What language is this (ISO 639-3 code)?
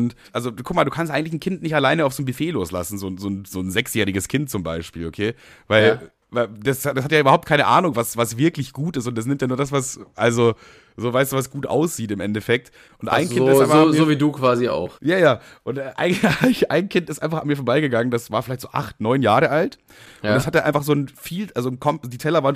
deu